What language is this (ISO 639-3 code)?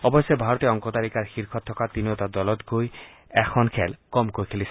asm